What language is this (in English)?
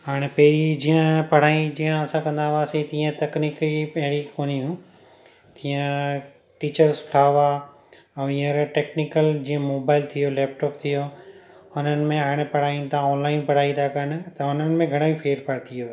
Sindhi